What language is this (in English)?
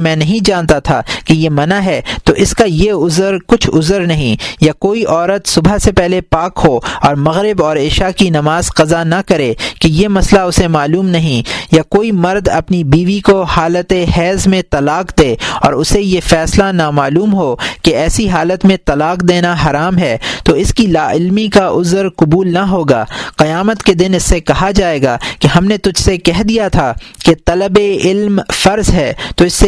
Urdu